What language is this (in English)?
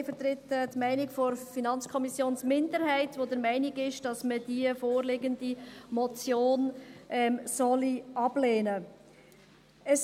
Swiss German